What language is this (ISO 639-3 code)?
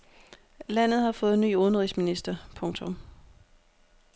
dan